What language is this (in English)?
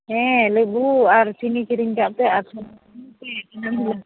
Santali